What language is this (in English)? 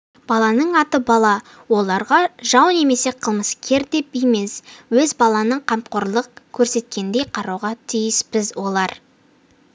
Kazakh